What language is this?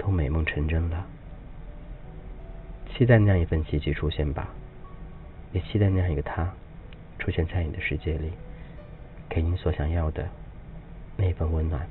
Chinese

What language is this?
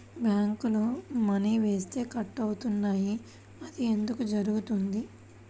Telugu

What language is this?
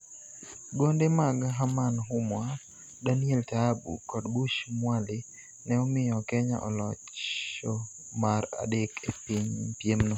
Luo (Kenya and Tanzania)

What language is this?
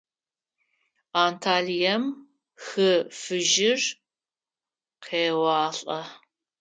Adyghe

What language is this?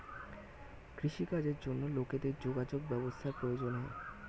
Bangla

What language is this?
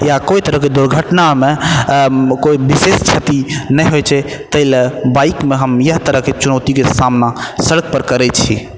Maithili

